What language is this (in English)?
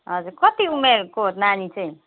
Nepali